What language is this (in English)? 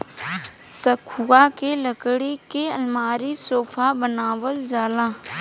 Bhojpuri